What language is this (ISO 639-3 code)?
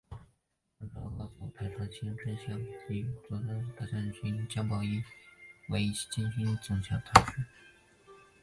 zho